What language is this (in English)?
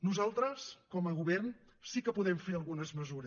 Catalan